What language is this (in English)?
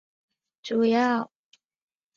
Chinese